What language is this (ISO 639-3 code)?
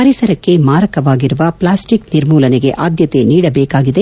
kan